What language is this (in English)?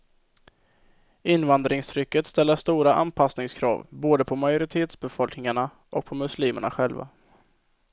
Swedish